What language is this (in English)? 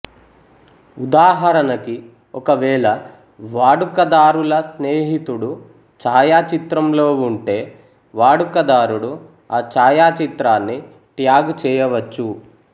Telugu